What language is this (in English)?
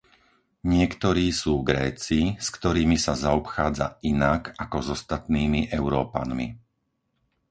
Slovak